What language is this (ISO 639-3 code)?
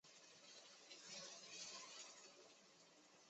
zho